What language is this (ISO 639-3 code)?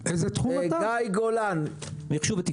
heb